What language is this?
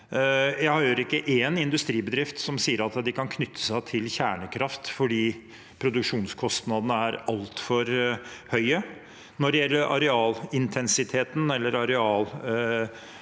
Norwegian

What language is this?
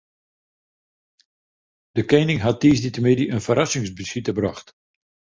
Western Frisian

